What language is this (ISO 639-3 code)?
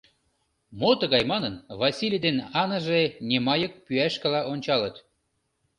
chm